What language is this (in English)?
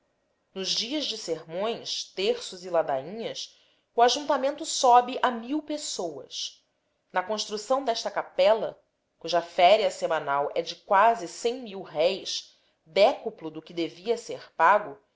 Portuguese